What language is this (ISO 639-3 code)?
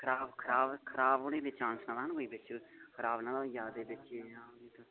doi